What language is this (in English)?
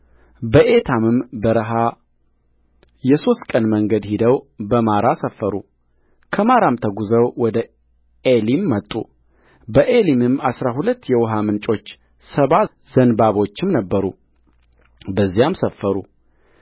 Amharic